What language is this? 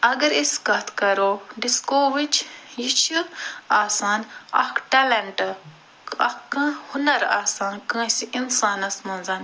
Kashmiri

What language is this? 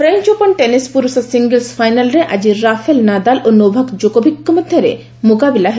Odia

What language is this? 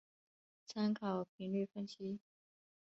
Chinese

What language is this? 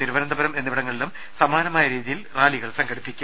Malayalam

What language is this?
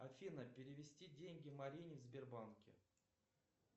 Russian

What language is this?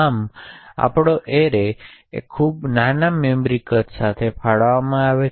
Gujarati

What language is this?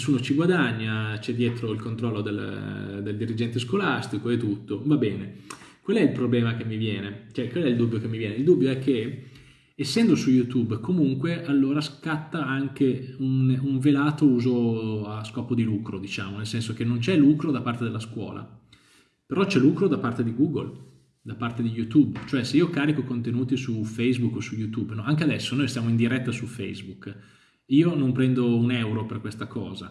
Italian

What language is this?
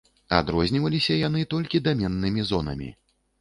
Belarusian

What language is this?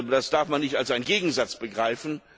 German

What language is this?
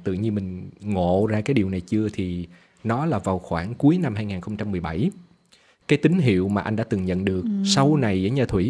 Vietnamese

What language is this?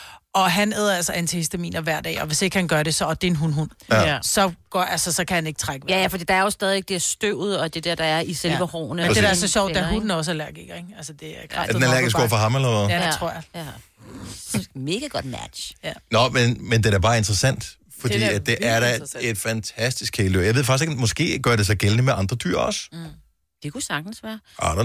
Danish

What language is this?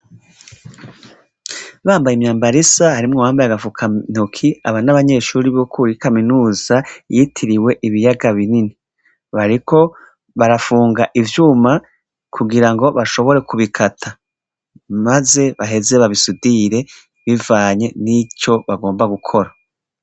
Rundi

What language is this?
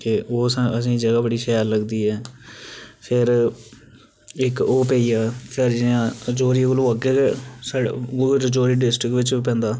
Dogri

